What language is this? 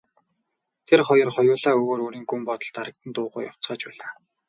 Mongolian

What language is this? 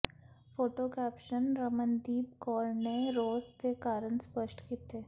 Punjabi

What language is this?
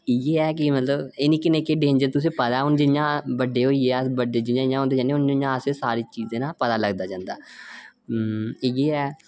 Dogri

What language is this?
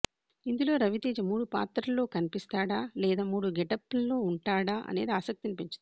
Telugu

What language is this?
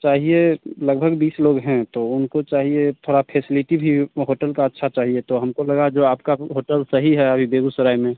Hindi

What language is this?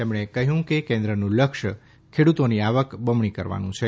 Gujarati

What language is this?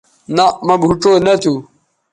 Bateri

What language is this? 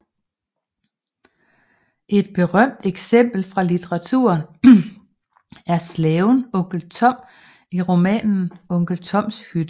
Danish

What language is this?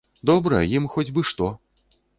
Belarusian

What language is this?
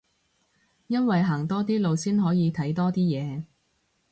Cantonese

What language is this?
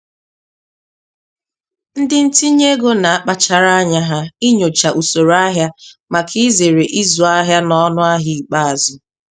Igbo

